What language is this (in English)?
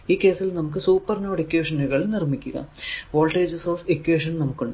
Malayalam